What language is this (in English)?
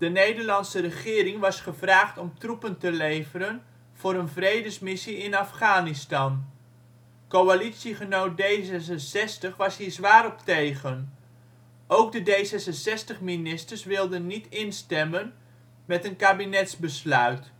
Dutch